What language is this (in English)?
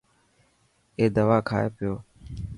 Dhatki